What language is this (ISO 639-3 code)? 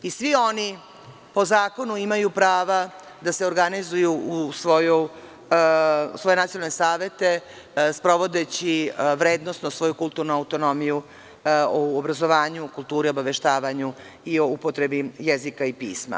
srp